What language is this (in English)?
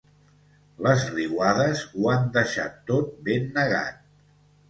Catalan